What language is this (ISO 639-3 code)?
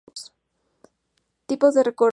spa